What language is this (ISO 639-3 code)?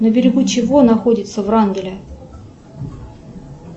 rus